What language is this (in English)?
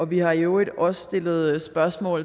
Danish